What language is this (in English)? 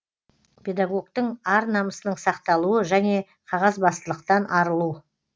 Kazakh